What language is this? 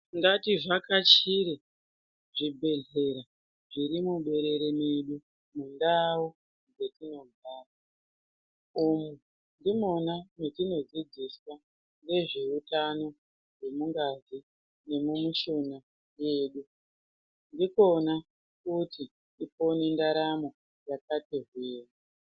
Ndau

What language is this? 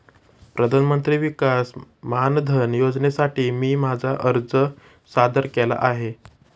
Marathi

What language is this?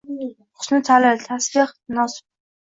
Uzbek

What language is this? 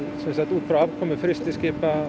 Icelandic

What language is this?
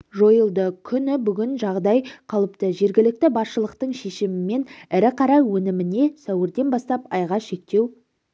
Kazakh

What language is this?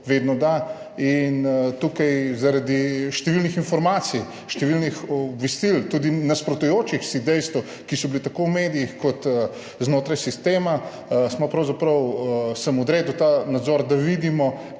Slovenian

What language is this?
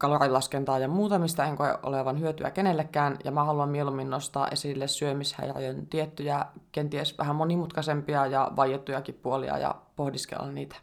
Finnish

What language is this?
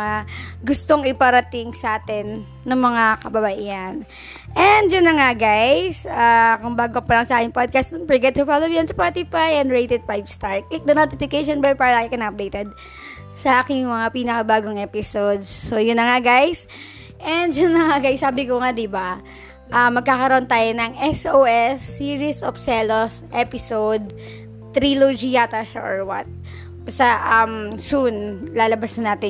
Filipino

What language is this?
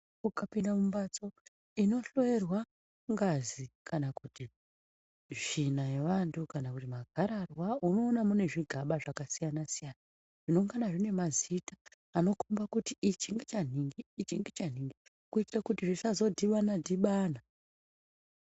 Ndau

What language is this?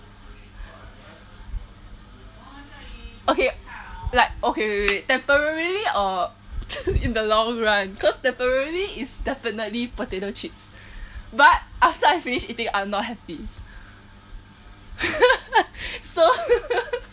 English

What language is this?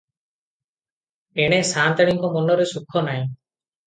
Odia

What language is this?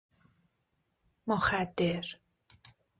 Persian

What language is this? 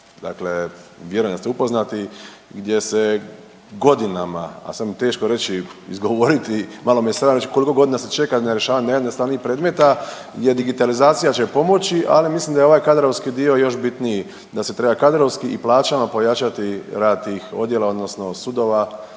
Croatian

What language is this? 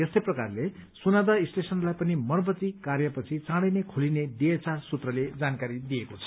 Nepali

